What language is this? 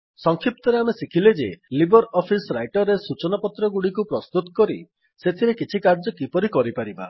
Odia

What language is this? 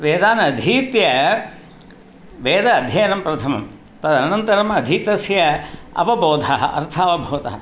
Sanskrit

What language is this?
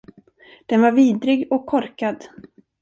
Swedish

